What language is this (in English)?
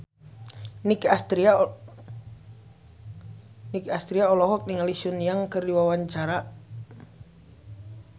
Sundanese